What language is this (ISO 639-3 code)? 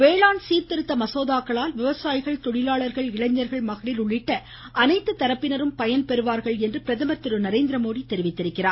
tam